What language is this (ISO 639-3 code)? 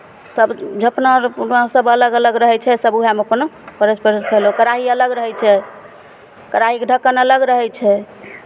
mai